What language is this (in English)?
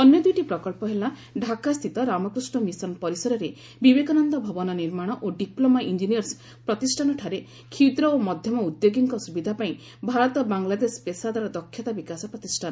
Odia